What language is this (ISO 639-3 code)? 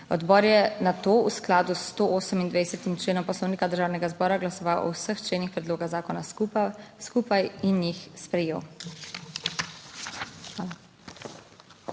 slv